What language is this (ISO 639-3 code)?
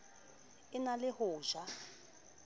sot